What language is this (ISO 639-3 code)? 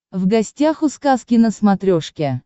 rus